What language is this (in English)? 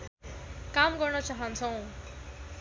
Nepali